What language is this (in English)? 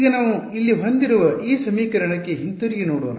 Kannada